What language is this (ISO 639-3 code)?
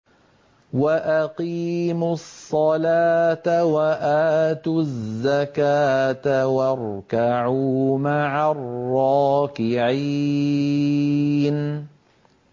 ara